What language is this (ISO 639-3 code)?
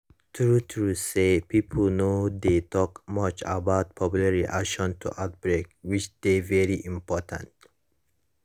pcm